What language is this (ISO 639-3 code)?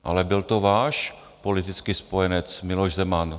ces